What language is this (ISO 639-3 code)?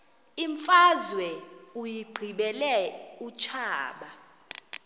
xho